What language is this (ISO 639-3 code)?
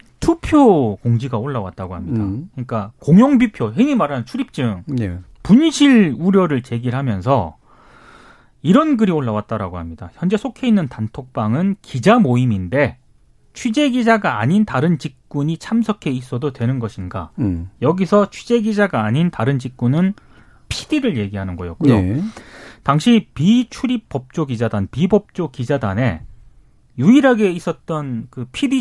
kor